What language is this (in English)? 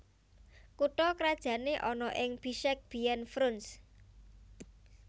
Javanese